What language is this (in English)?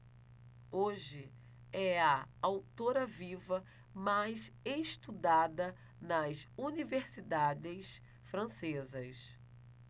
Portuguese